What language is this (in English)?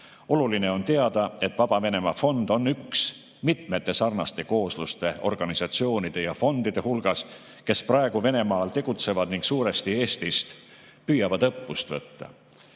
Estonian